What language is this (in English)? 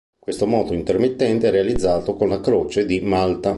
Italian